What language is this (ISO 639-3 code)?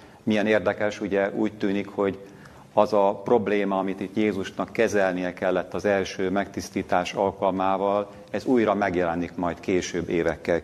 hun